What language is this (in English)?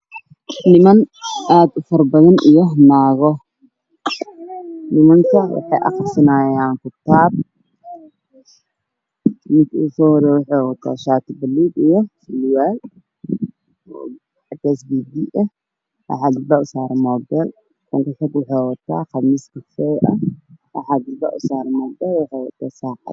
Somali